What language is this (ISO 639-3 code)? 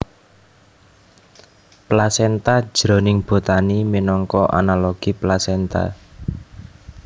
jav